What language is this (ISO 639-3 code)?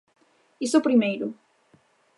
glg